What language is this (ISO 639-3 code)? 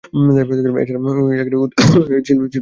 ben